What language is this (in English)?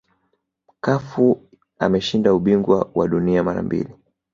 Swahili